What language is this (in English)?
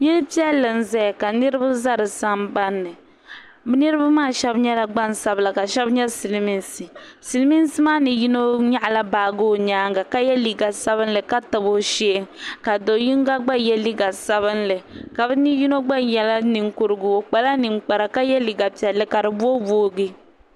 Dagbani